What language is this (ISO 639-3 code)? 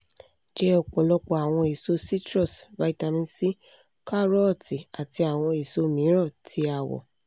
yor